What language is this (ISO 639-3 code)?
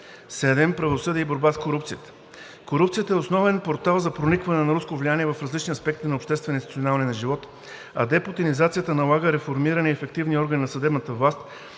bul